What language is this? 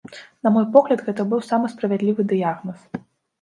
Belarusian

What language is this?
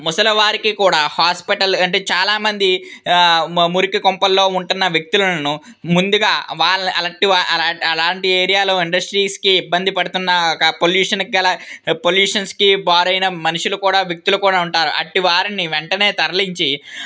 Telugu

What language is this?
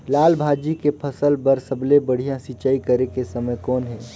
Chhattisgarhi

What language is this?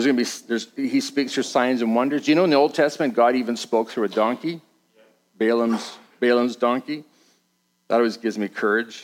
English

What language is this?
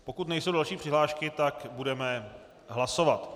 Czech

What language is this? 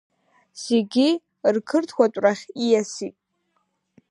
Abkhazian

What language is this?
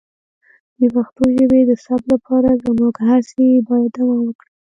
Pashto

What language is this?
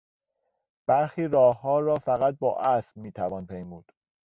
Persian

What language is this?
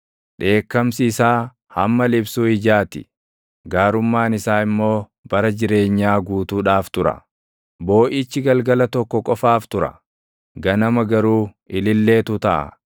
Oromo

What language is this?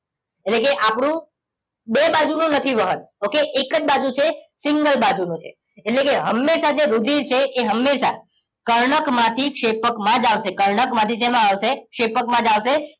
Gujarati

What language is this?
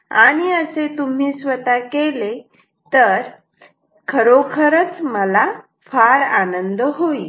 Marathi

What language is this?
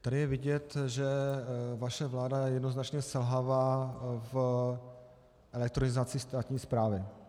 Czech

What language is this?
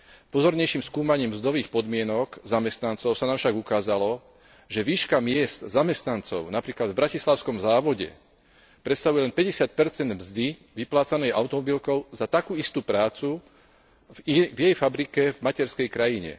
Slovak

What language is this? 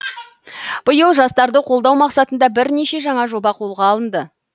Kazakh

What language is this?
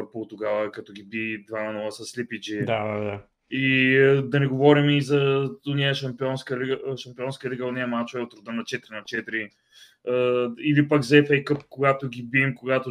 Bulgarian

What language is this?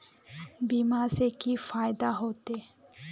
Magahi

